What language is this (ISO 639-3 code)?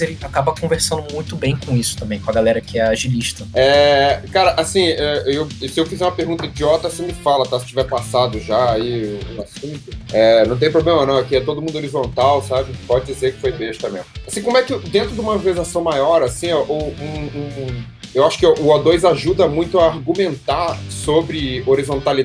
por